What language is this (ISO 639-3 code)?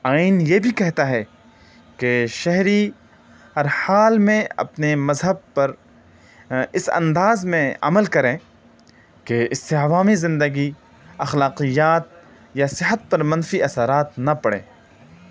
urd